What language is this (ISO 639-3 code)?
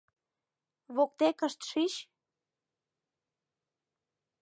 chm